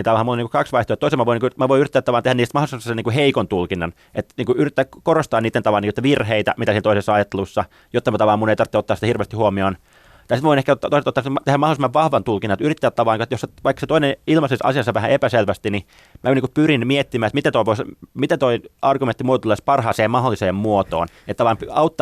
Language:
Finnish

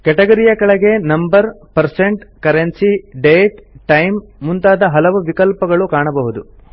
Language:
Kannada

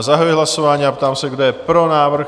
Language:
Czech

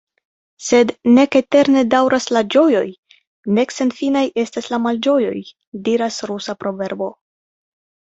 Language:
Esperanto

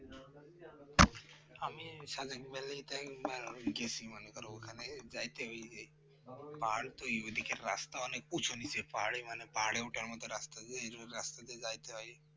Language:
Bangla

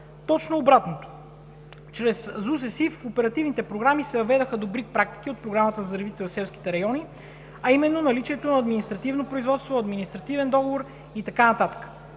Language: Bulgarian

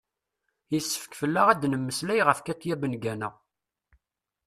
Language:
Kabyle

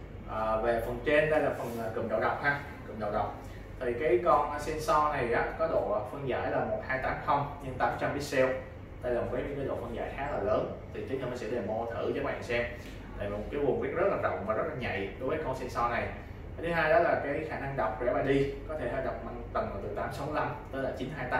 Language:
Vietnamese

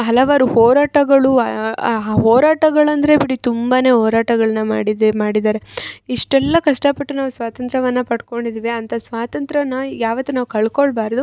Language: Kannada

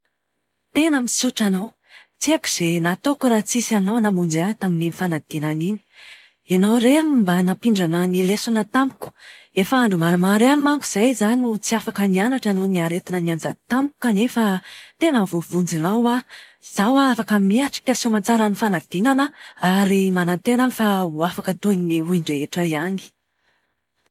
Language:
Malagasy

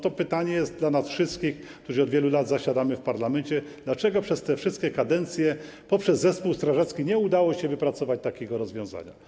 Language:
Polish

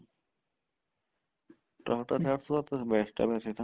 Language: Punjabi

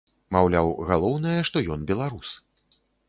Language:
Belarusian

